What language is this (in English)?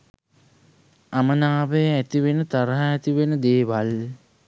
Sinhala